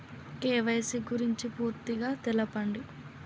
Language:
Telugu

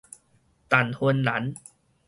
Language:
Min Nan Chinese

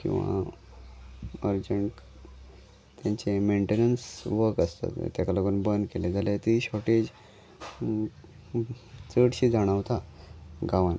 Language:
Konkani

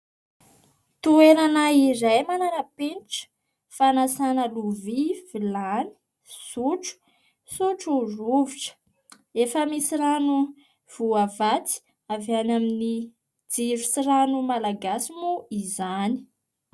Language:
Malagasy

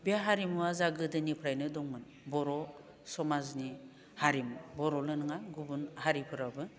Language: Bodo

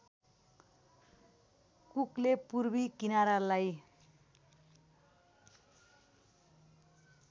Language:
Nepali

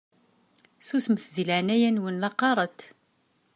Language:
Kabyle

